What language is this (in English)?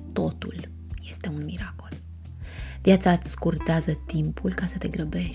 Romanian